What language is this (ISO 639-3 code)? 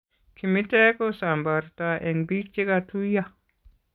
kln